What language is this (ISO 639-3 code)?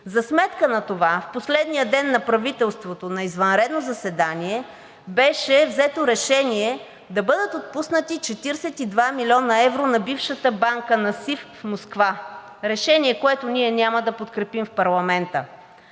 bul